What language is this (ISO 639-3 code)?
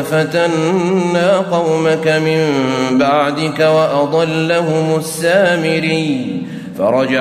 ara